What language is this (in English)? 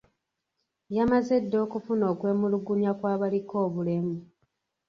Ganda